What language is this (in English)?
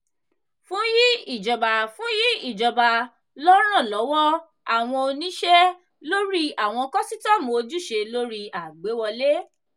Yoruba